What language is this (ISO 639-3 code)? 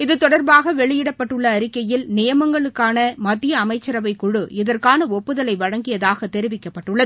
tam